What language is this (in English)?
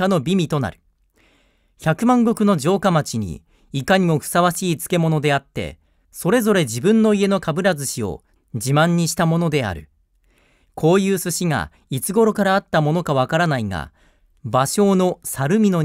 Japanese